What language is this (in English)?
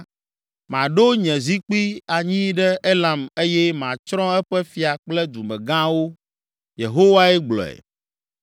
Ewe